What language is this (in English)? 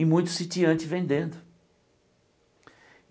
Portuguese